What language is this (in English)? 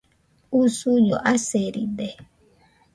Nüpode Huitoto